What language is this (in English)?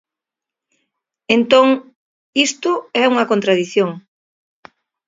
Galician